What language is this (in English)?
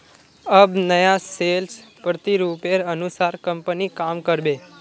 Magahi